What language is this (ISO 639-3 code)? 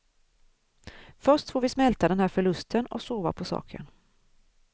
swe